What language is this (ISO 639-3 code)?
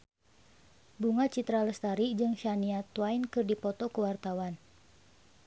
sun